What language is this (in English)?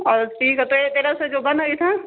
Kashmiri